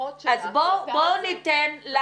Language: Hebrew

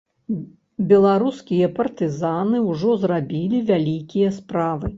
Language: Belarusian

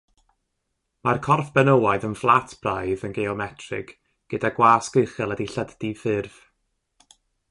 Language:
Welsh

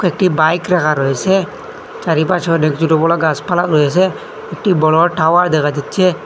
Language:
Bangla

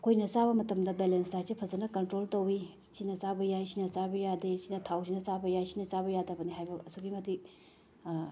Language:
Manipuri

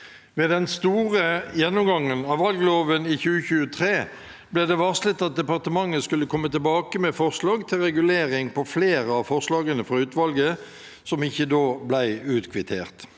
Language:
Norwegian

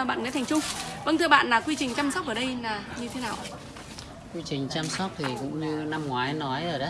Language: Vietnamese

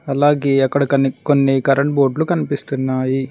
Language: Telugu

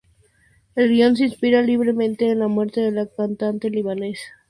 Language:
Spanish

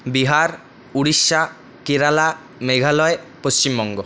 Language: Bangla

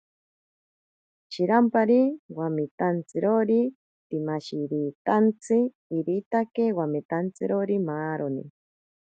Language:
Ashéninka Perené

